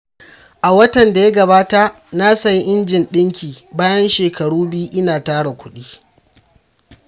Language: Hausa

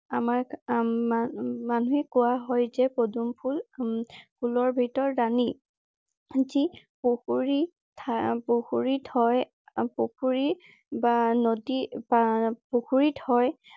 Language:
Assamese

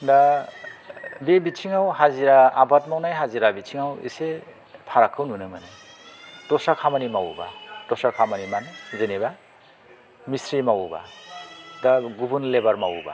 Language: Bodo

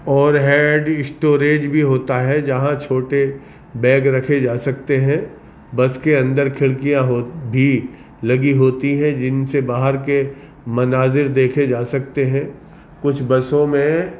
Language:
Urdu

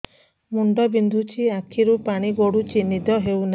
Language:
Odia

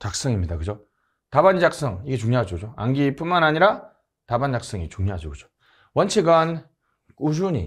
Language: Korean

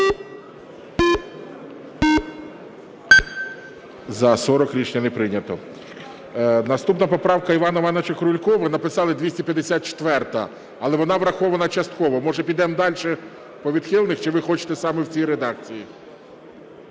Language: Ukrainian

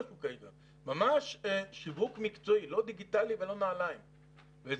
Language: Hebrew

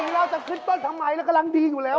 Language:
Thai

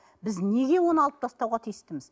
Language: Kazakh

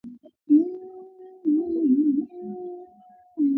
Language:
Swahili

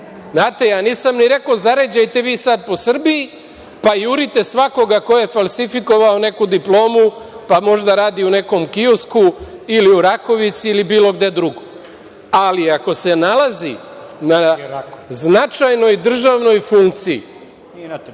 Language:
Serbian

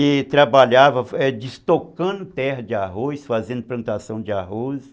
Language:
Portuguese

